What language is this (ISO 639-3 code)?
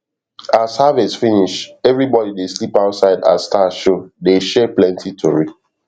pcm